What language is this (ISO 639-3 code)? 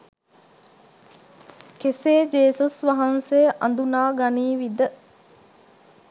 sin